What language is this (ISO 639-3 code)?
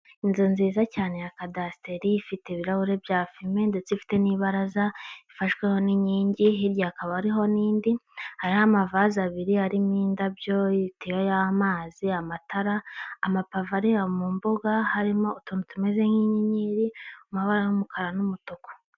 kin